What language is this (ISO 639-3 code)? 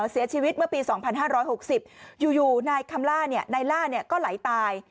tha